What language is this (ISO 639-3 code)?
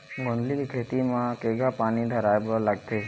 hne